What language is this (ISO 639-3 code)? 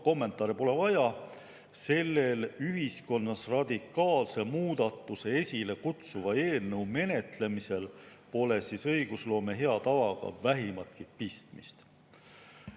est